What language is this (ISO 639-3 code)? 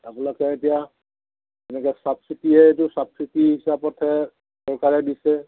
asm